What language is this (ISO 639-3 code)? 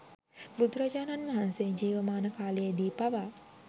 sin